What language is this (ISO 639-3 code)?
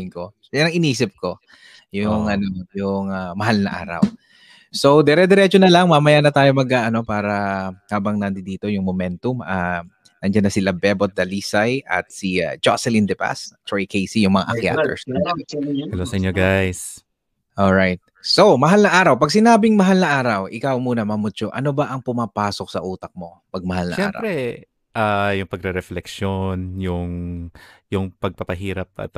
fil